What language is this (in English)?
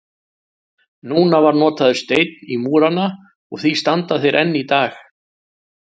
Icelandic